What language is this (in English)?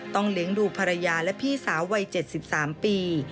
Thai